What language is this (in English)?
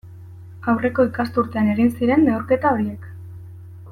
Basque